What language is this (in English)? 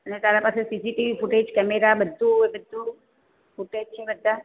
Gujarati